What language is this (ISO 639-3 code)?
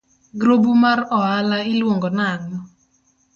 luo